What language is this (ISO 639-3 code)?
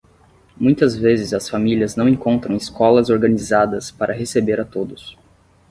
por